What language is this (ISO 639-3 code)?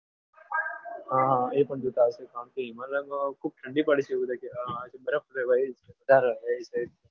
guj